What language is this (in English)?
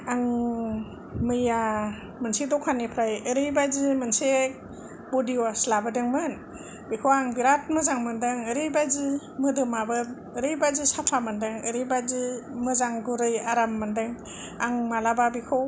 Bodo